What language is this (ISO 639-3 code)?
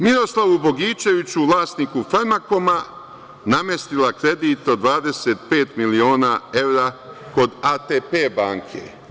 srp